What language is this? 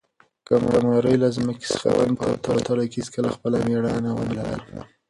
Pashto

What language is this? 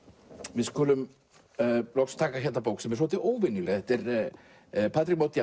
Icelandic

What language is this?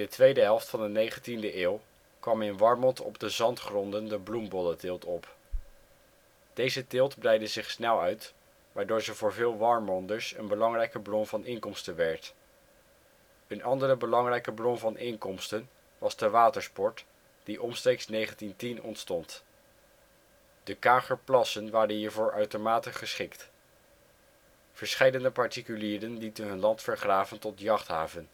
Dutch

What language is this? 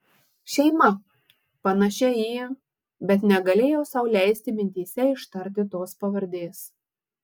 Lithuanian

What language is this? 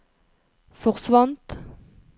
Norwegian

